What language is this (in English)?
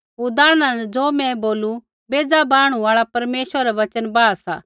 Kullu Pahari